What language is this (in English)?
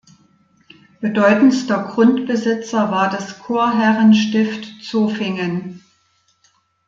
German